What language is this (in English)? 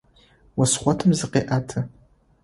Adyghe